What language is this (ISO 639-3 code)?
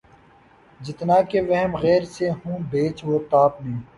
urd